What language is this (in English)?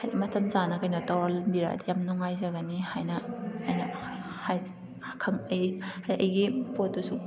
Manipuri